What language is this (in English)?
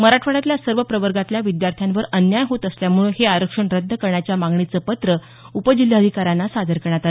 Marathi